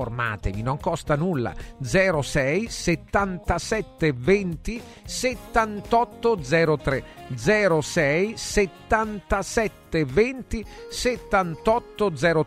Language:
Italian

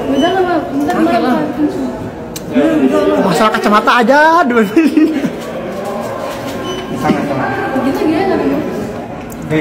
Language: Indonesian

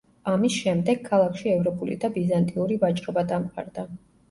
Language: Georgian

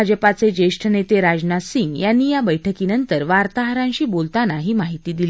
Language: Marathi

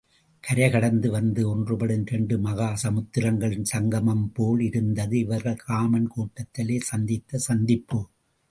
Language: Tamil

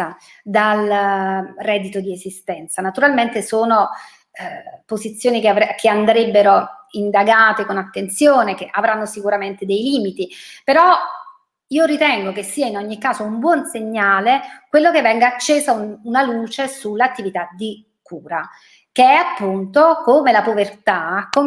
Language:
Italian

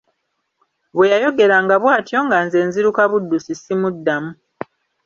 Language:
Ganda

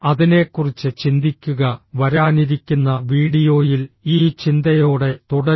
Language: Malayalam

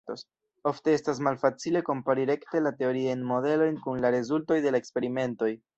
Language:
Esperanto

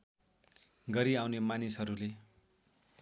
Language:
Nepali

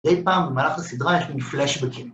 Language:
Hebrew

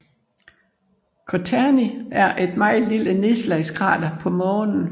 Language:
Danish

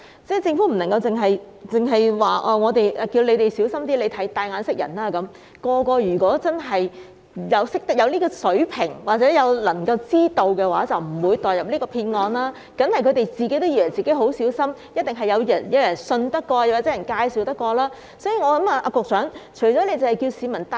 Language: Cantonese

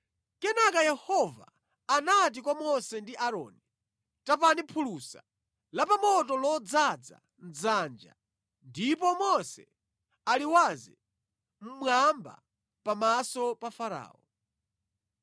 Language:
Nyanja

